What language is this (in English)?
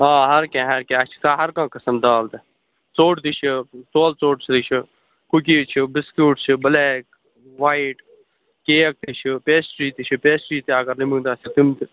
Kashmiri